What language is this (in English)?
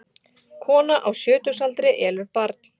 Icelandic